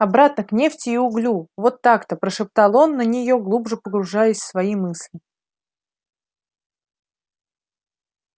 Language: Russian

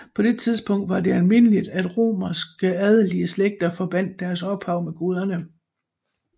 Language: Danish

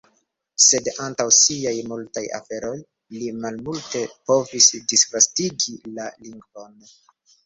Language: Esperanto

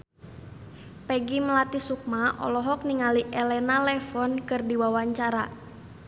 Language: Sundanese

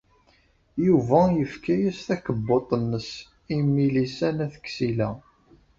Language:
Kabyle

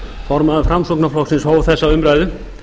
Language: Icelandic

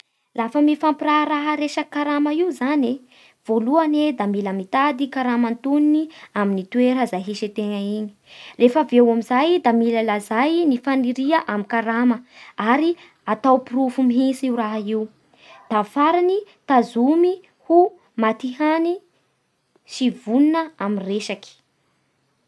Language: Bara Malagasy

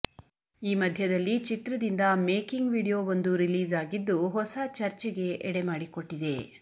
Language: Kannada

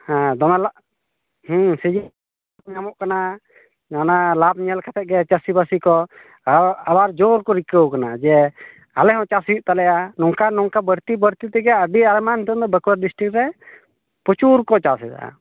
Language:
Santali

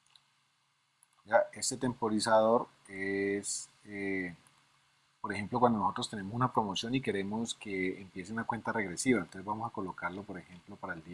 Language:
Spanish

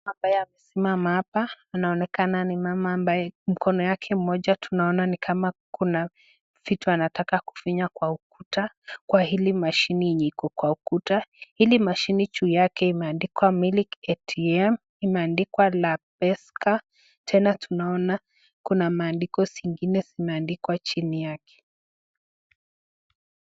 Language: Swahili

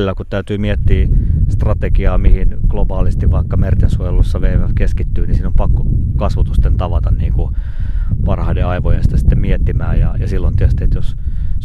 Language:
Finnish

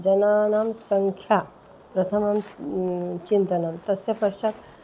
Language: Sanskrit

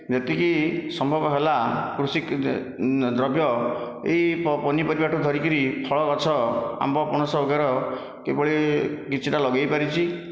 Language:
Odia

